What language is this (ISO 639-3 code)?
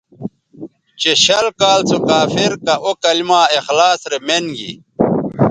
btv